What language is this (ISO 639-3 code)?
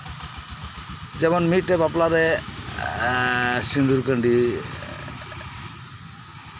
sat